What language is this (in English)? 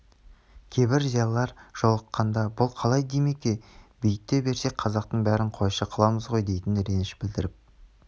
Kazakh